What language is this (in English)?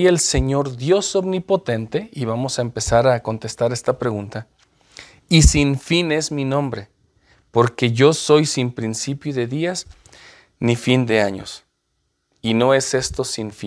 Spanish